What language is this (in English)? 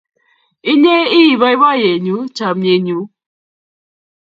Kalenjin